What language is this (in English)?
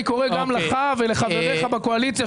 Hebrew